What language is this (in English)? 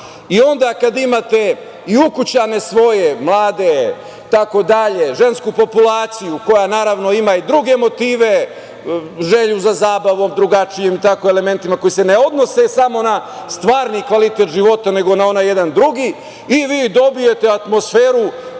Serbian